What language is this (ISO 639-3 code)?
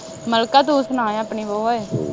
pan